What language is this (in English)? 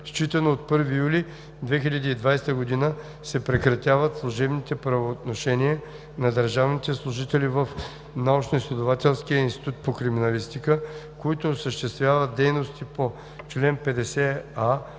Bulgarian